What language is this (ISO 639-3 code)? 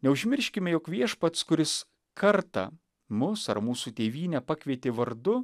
lit